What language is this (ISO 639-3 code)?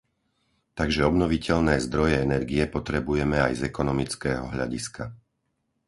slk